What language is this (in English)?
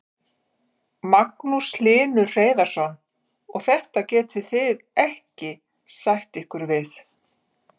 Icelandic